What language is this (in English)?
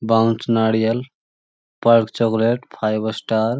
Magahi